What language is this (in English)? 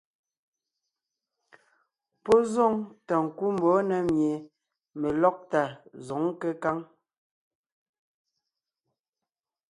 Ngiemboon